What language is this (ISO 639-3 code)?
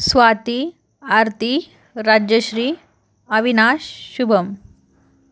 mar